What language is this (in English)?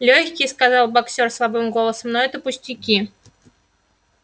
Russian